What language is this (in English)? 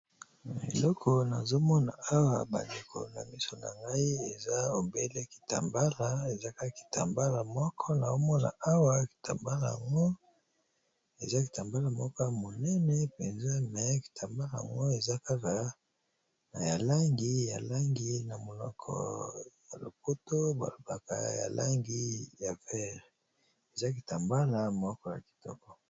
Lingala